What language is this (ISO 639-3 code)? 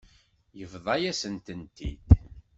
kab